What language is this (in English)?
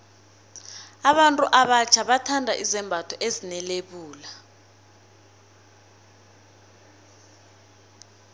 South Ndebele